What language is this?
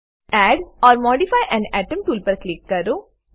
Gujarati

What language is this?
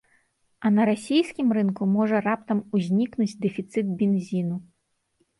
Belarusian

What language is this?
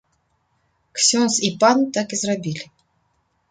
Belarusian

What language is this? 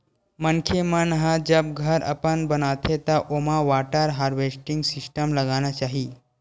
Chhattisgarhi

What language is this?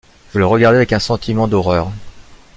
French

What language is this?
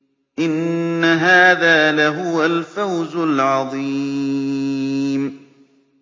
Arabic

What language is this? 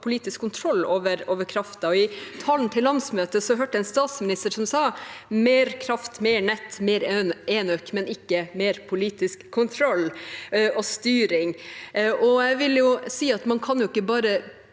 Norwegian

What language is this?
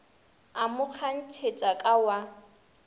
Northern Sotho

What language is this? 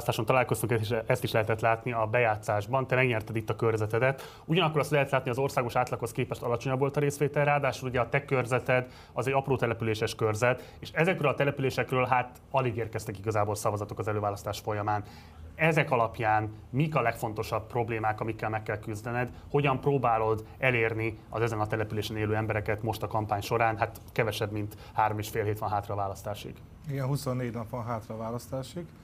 Hungarian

